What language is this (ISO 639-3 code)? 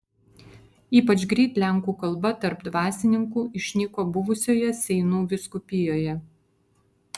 lit